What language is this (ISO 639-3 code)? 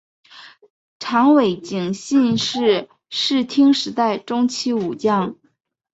zho